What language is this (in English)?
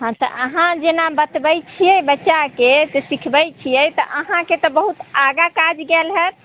Maithili